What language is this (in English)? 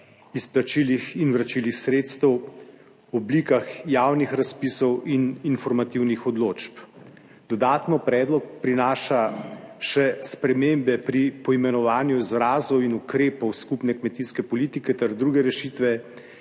Slovenian